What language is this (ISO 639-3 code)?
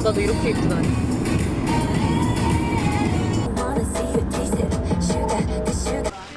kor